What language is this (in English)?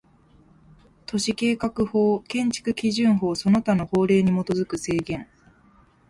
Japanese